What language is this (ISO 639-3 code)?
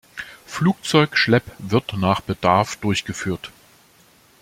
deu